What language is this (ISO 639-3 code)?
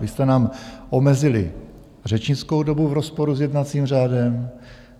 ces